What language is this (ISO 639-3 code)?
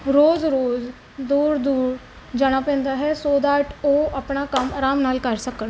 pan